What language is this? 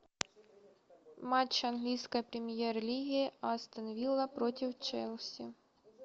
Russian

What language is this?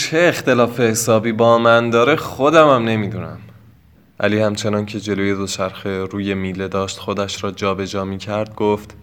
Persian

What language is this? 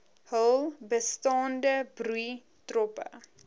Afrikaans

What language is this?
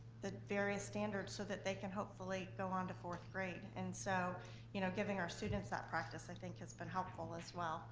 English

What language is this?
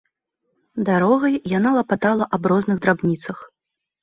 Belarusian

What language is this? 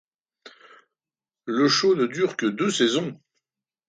French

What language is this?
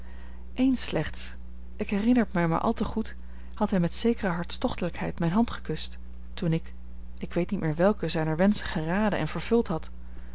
Dutch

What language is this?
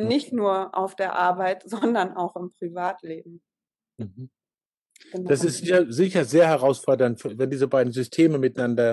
German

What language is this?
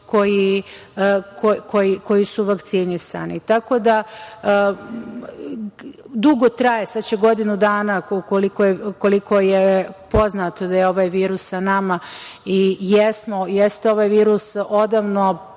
Serbian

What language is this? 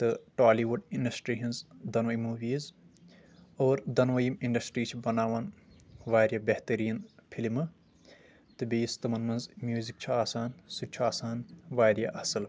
Kashmiri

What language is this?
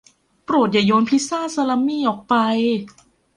Thai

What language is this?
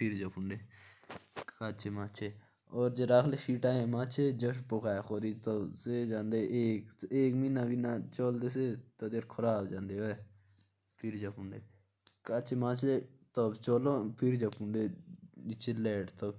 Jaunsari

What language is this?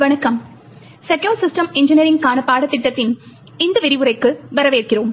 Tamil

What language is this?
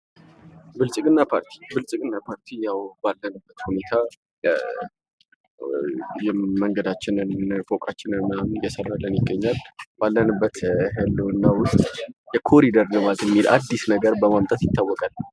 Amharic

